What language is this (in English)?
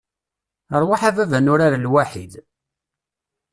Kabyle